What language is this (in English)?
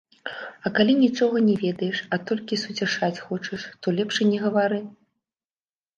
Belarusian